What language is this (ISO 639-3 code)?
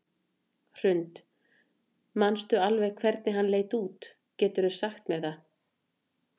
isl